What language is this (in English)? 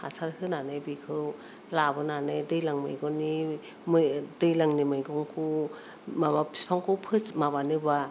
Bodo